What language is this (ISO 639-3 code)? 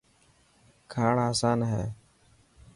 mki